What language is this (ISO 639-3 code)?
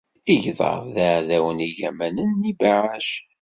kab